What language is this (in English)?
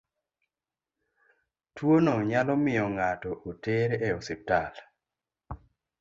Luo (Kenya and Tanzania)